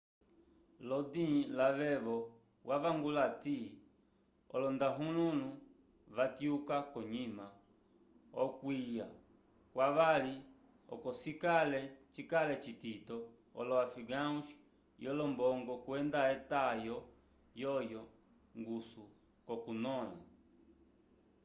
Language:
Umbundu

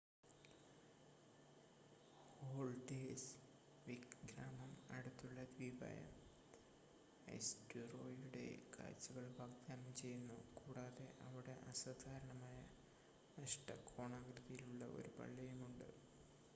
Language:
Malayalam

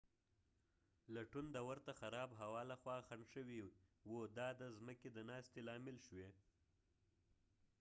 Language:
Pashto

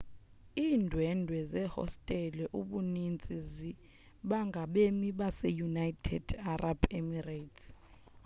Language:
Xhosa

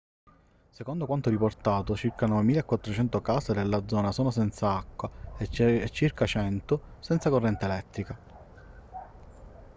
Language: Italian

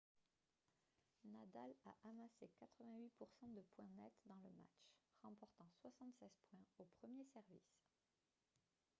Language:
French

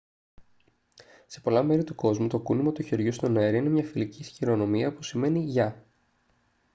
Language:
Greek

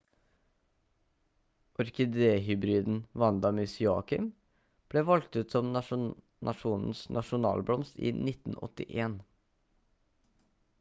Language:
Norwegian Bokmål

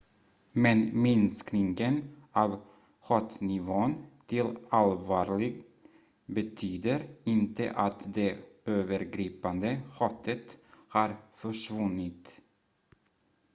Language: Swedish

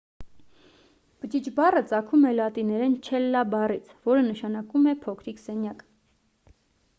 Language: Armenian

